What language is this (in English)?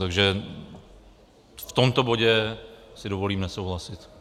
Czech